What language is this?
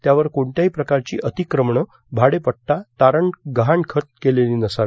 Marathi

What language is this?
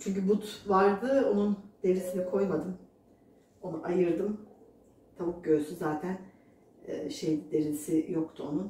Turkish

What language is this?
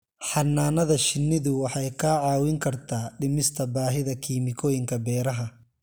Somali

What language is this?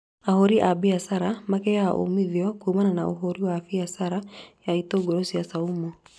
Kikuyu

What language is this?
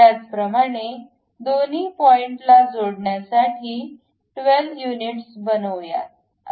Marathi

